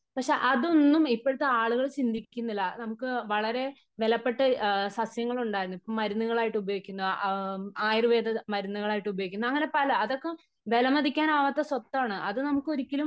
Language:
Malayalam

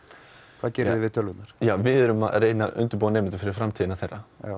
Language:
Icelandic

